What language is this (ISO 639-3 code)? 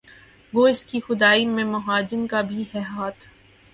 urd